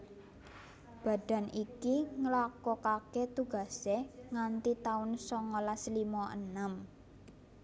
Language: Javanese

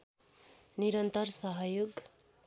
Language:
Nepali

